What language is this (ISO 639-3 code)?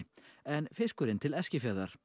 isl